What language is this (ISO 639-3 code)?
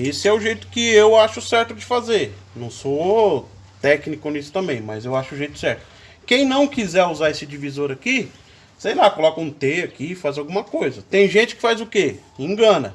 por